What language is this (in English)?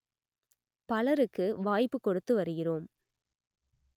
Tamil